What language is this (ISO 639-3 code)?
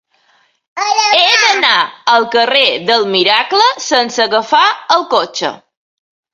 cat